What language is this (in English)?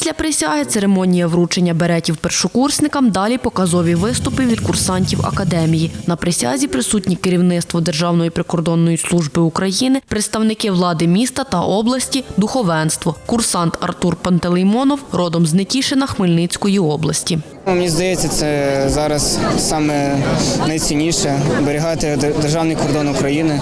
Ukrainian